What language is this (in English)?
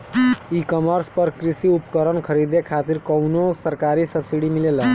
Bhojpuri